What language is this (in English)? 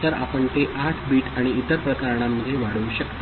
Marathi